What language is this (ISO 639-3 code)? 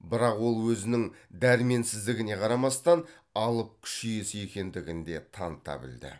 kaz